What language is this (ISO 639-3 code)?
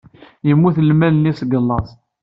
kab